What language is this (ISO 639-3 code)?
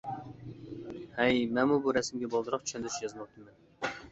uig